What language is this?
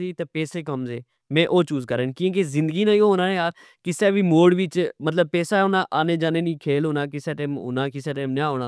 Pahari-Potwari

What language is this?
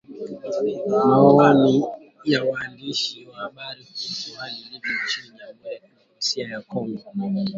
Swahili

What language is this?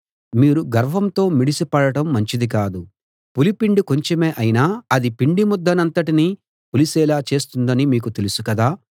Telugu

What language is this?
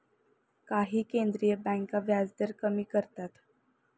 Marathi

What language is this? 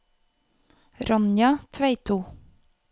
Norwegian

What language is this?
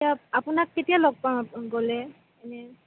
Assamese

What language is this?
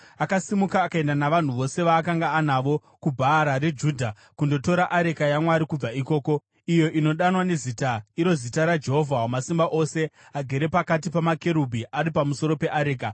Shona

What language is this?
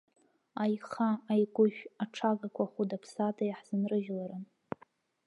Abkhazian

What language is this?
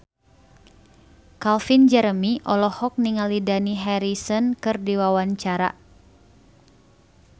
Sundanese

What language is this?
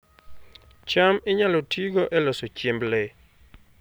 Luo (Kenya and Tanzania)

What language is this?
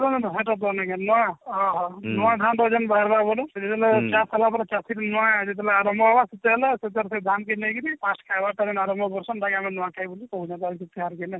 Odia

